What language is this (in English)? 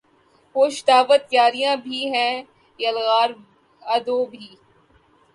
Urdu